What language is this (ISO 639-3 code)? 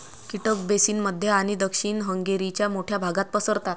mar